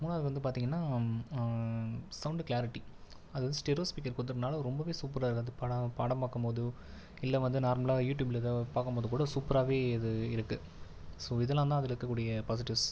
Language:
Tamil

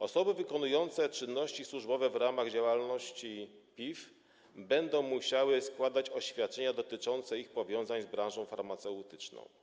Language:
Polish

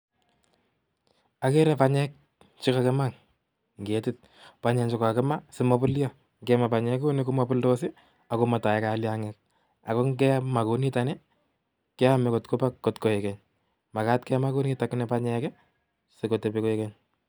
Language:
Kalenjin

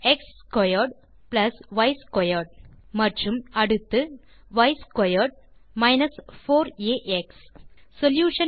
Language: Tamil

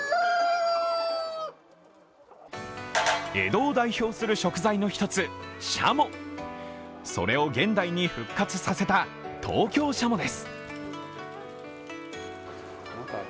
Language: Japanese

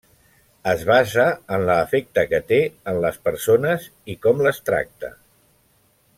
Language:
Catalan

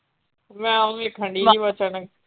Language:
Punjabi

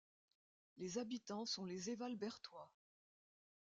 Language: French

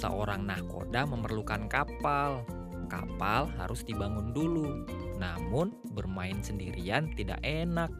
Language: Indonesian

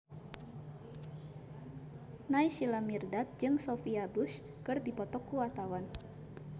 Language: Sundanese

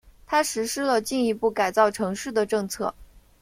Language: Chinese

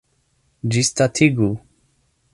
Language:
Esperanto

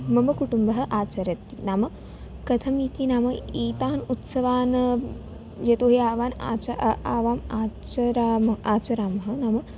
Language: Sanskrit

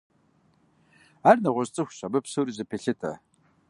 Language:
Kabardian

